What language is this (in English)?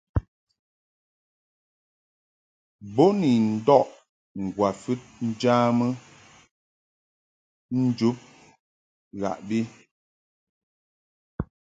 Mungaka